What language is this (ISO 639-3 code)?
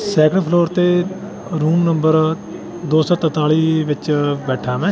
pan